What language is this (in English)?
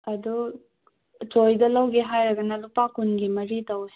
Manipuri